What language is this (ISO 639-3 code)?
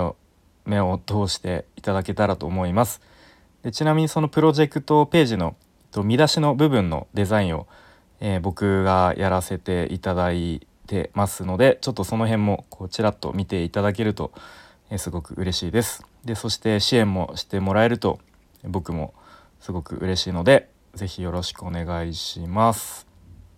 jpn